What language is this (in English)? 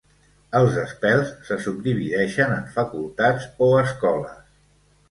Catalan